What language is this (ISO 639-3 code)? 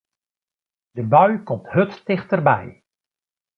fry